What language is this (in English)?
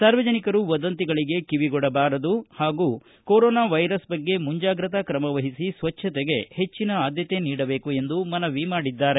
Kannada